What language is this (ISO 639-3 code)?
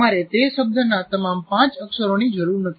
guj